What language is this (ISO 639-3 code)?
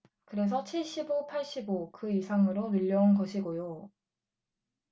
kor